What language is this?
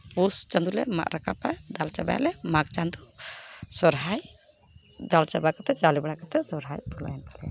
Santali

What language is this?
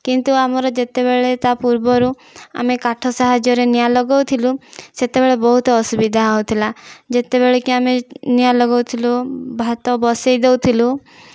Odia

